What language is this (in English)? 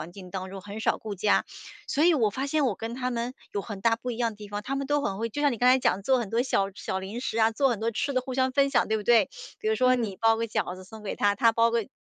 Chinese